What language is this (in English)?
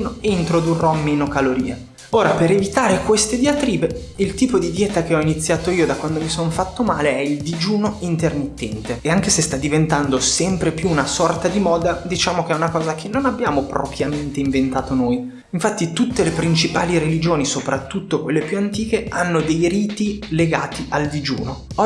Italian